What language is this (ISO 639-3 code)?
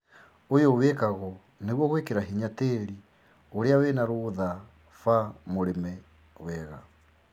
kik